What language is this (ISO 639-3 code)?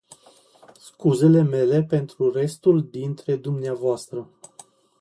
ron